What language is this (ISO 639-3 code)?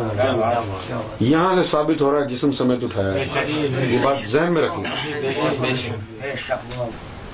urd